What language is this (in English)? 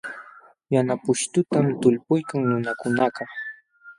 Jauja Wanca Quechua